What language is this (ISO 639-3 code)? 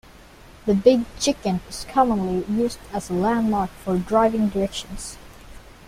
eng